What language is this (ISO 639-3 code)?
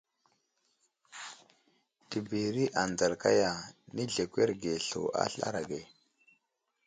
udl